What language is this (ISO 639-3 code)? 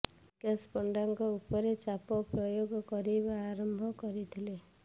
ori